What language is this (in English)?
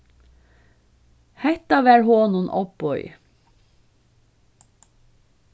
Faroese